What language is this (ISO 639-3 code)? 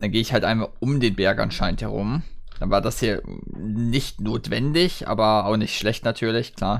deu